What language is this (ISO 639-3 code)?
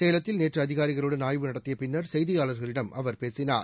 tam